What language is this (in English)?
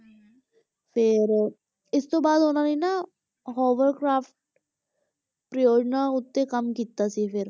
Punjabi